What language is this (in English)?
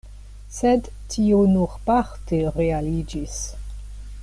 Esperanto